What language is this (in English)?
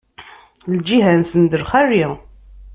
Kabyle